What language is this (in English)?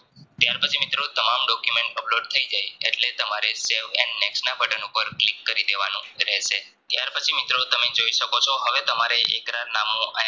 Gujarati